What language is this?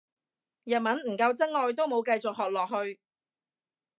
Cantonese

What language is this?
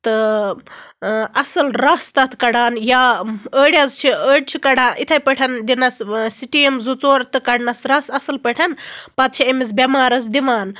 Kashmiri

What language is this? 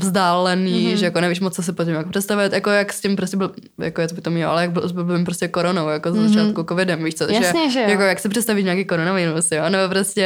Czech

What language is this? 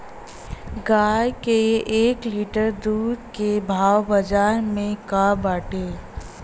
Bhojpuri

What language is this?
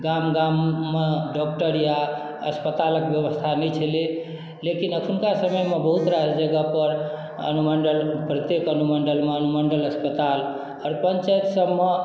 Maithili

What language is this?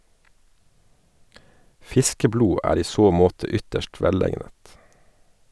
Norwegian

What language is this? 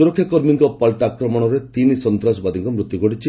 Odia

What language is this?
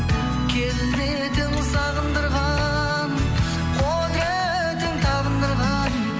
Kazakh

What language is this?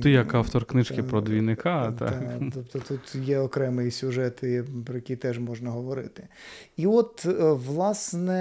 Ukrainian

